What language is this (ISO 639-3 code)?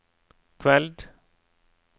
nor